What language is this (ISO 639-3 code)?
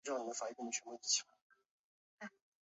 zho